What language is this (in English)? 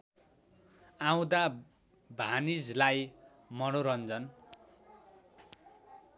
Nepali